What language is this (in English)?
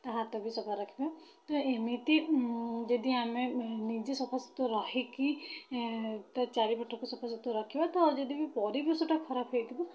Odia